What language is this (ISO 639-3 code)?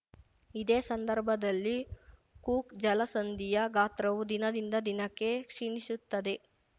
kan